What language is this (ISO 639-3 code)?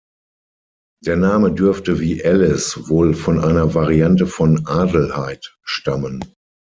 deu